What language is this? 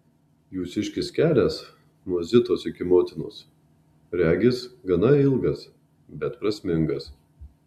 Lithuanian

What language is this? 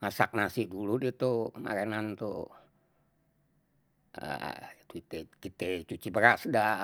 Betawi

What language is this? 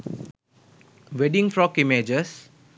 Sinhala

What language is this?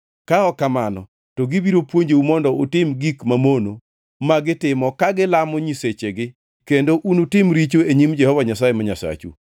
Luo (Kenya and Tanzania)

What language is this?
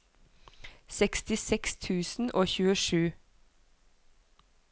Norwegian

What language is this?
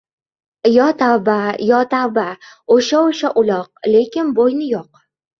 Uzbek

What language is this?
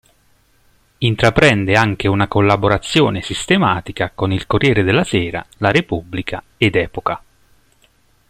Italian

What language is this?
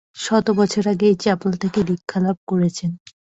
Bangla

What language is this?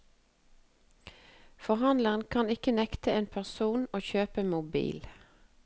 Norwegian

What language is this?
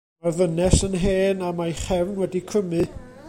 Welsh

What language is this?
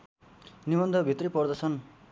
Nepali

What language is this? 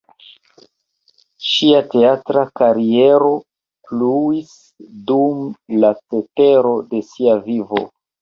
Esperanto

